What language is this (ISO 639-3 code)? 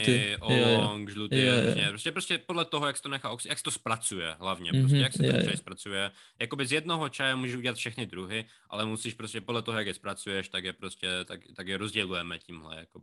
ces